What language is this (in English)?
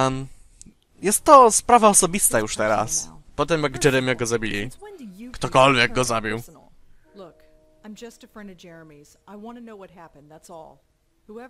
Polish